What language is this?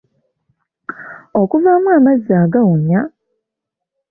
Ganda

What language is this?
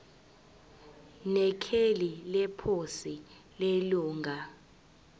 Zulu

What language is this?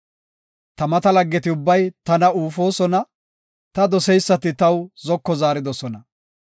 Gofa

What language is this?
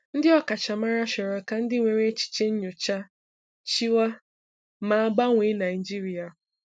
Igbo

